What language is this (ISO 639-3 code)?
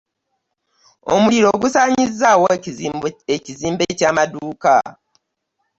lug